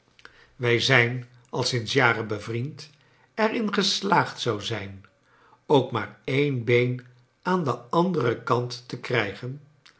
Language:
Dutch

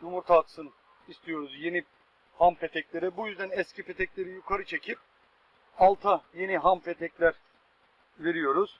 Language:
Turkish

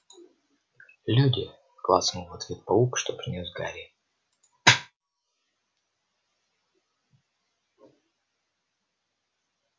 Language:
Russian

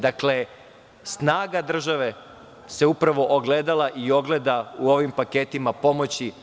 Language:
Serbian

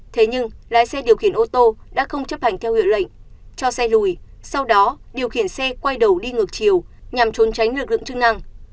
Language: Vietnamese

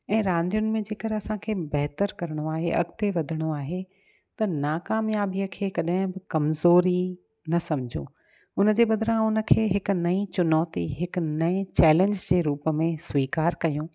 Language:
Sindhi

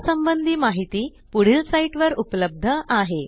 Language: Marathi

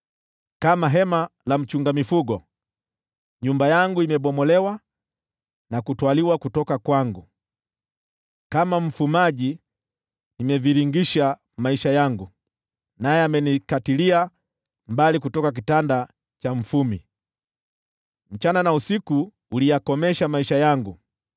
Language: Swahili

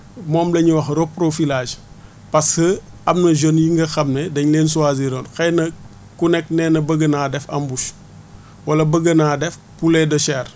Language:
Wolof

